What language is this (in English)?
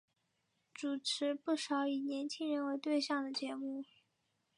Chinese